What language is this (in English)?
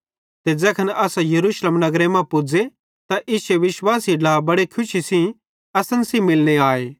Bhadrawahi